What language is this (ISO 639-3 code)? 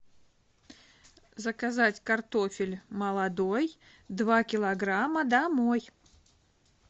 rus